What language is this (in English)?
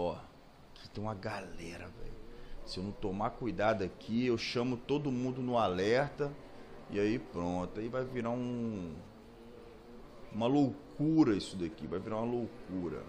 Portuguese